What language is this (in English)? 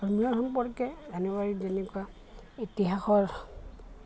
Assamese